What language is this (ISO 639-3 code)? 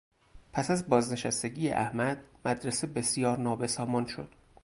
fas